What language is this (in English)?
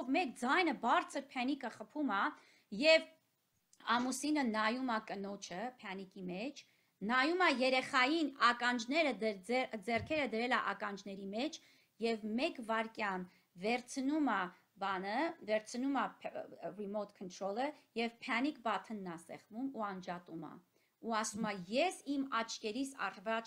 Romanian